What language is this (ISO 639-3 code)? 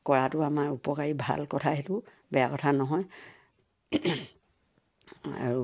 asm